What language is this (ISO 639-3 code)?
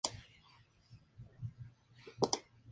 spa